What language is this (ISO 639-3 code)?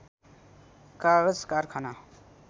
nep